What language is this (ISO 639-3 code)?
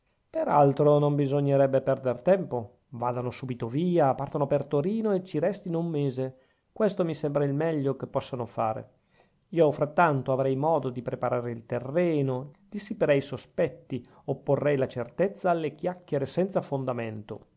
ita